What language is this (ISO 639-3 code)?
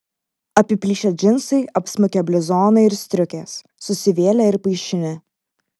lit